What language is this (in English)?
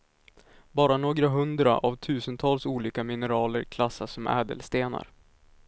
Swedish